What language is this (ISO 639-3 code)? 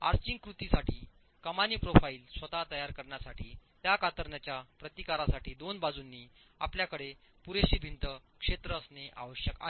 mar